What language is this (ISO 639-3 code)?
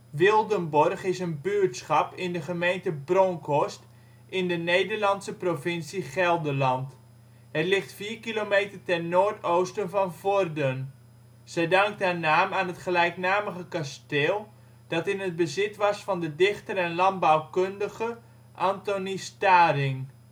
nld